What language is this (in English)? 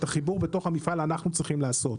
Hebrew